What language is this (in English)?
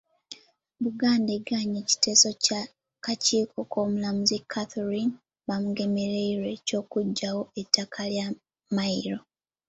Ganda